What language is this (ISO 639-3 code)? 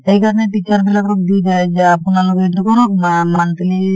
asm